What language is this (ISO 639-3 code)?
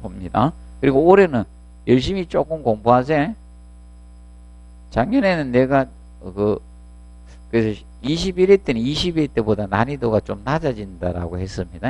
kor